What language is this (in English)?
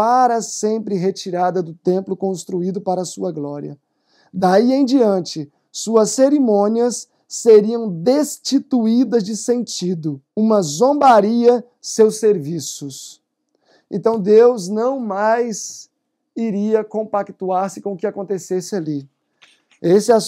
Portuguese